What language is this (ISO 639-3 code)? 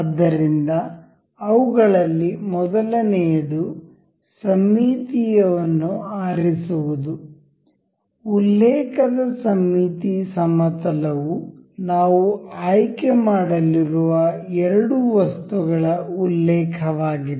kan